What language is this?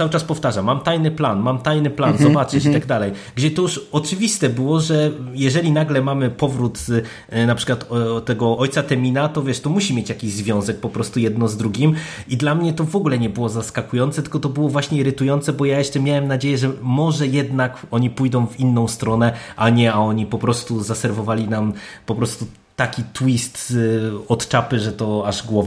Polish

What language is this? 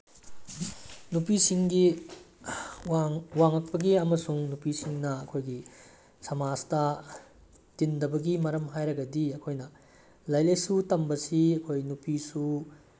Manipuri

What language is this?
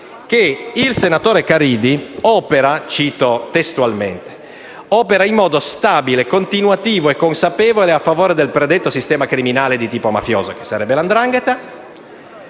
Italian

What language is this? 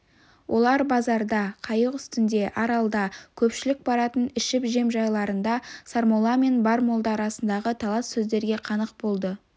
Kazakh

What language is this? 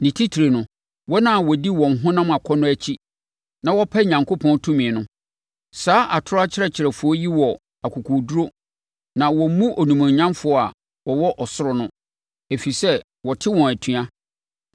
Akan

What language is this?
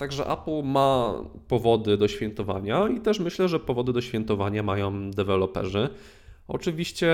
Polish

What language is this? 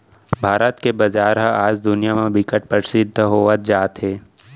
Chhattisgarhi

